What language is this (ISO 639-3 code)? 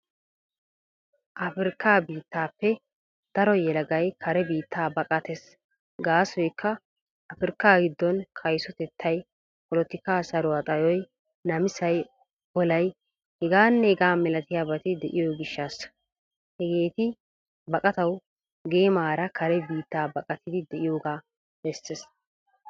wal